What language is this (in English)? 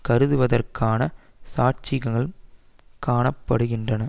Tamil